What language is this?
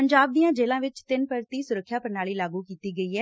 Punjabi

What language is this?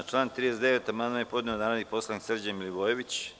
Serbian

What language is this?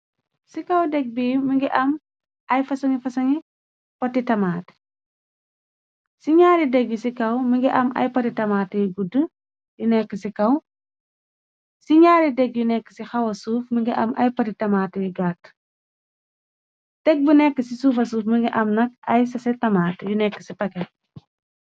Wolof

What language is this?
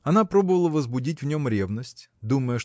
Russian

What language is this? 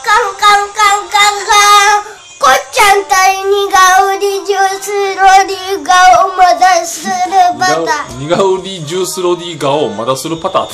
Japanese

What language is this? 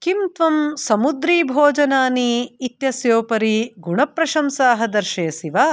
Sanskrit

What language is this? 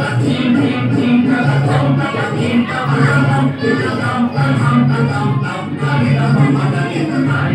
Indonesian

